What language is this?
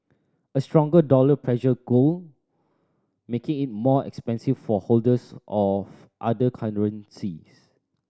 English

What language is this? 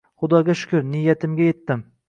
Uzbek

